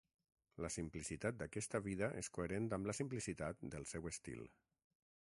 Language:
Catalan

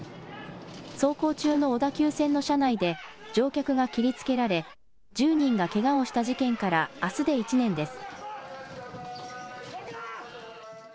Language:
Japanese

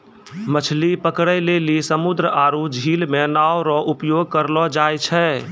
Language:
Maithili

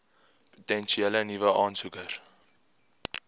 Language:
Afrikaans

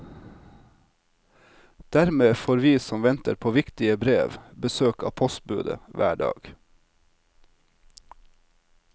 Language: Norwegian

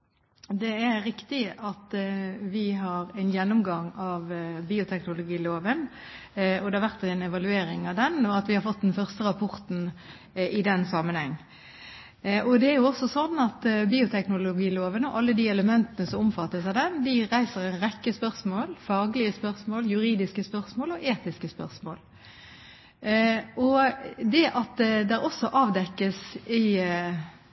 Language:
Norwegian Bokmål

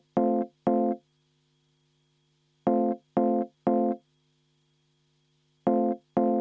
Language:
Estonian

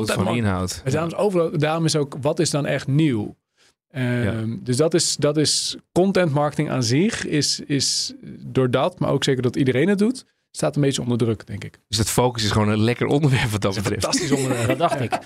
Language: Dutch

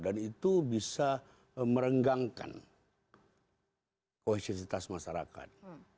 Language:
Indonesian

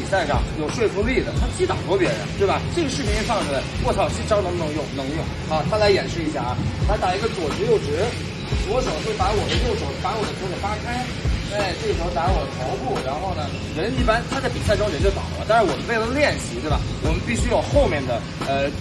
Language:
Chinese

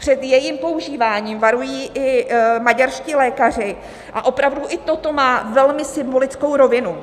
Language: Czech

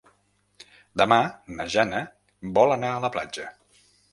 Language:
Catalan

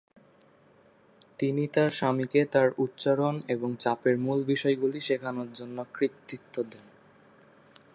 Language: Bangla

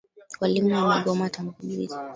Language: Swahili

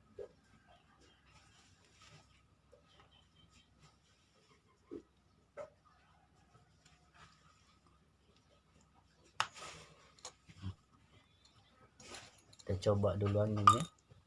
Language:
Indonesian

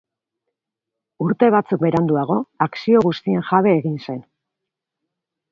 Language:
Basque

